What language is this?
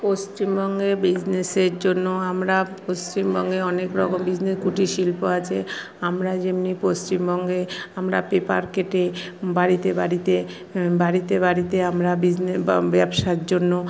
Bangla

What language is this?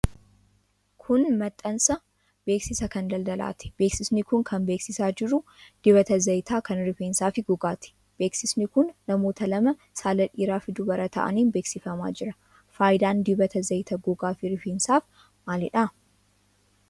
Oromo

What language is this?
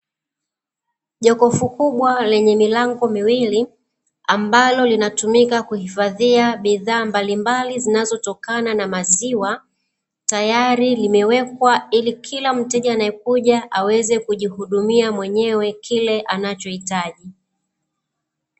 Swahili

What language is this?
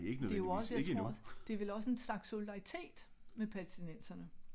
Danish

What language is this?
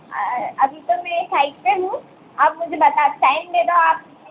Hindi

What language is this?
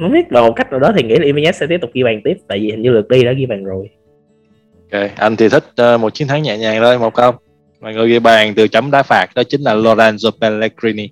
Vietnamese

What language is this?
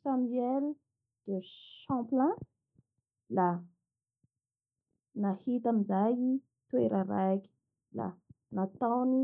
Bara Malagasy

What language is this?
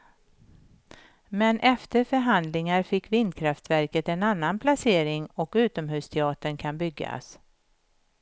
Swedish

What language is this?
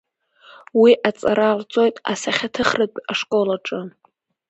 Abkhazian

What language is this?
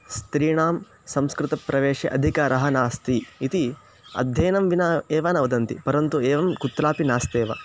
Sanskrit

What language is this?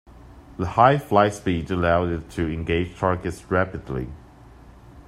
English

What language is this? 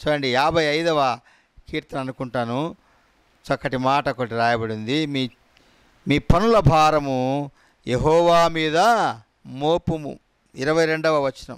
Telugu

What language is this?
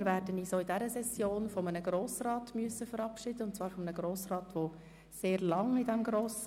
Swiss German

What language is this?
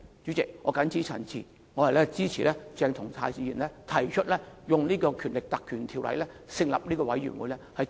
Cantonese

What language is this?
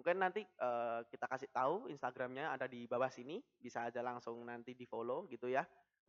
Indonesian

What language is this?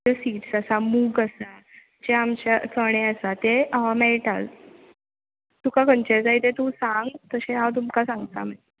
Konkani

